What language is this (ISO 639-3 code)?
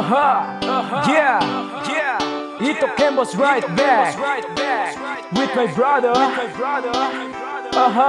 ind